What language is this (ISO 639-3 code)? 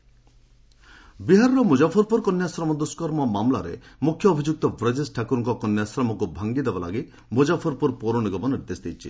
ori